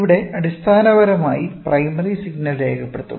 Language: Malayalam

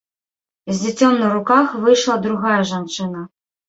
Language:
Belarusian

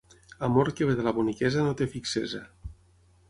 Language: Catalan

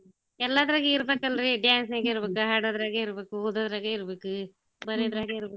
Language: Kannada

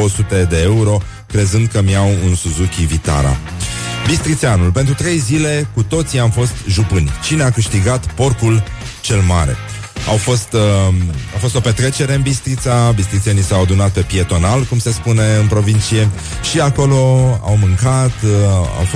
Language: Romanian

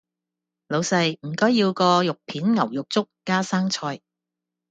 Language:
Cantonese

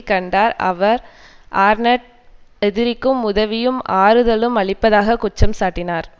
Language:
Tamil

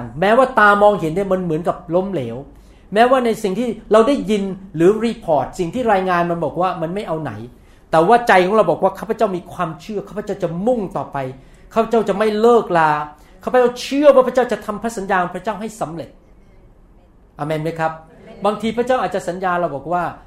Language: Thai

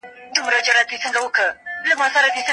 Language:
Pashto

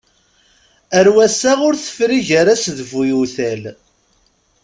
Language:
Kabyle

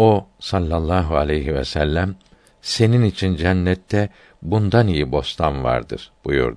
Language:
Turkish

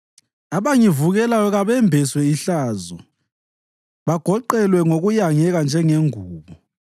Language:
North Ndebele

